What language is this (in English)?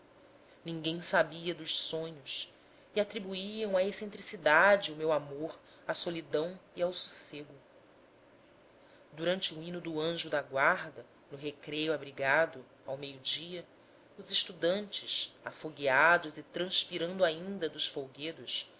Portuguese